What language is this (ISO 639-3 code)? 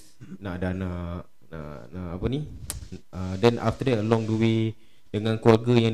msa